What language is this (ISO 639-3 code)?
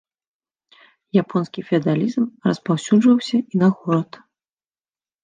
bel